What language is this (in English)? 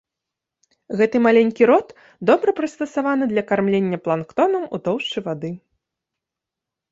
Belarusian